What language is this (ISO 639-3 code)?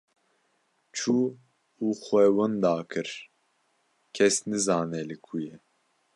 kur